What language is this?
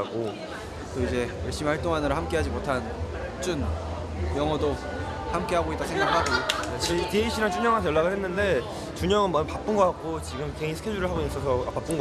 Korean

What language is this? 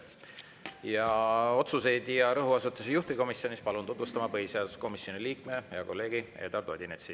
Estonian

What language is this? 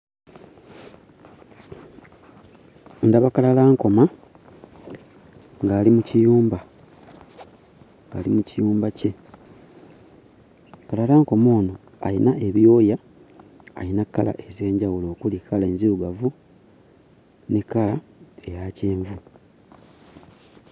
Ganda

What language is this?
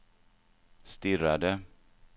Swedish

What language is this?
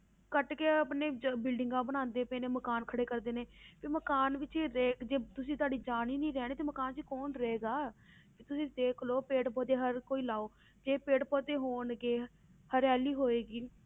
Punjabi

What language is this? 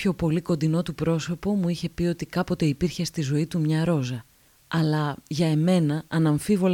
Greek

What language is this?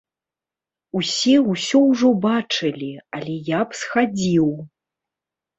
Belarusian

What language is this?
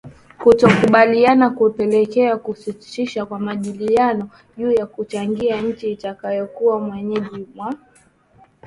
Swahili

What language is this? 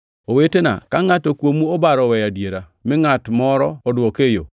Luo (Kenya and Tanzania)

